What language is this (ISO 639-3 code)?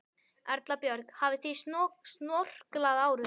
isl